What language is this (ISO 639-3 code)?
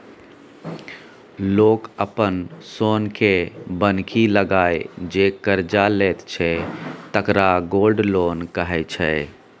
mai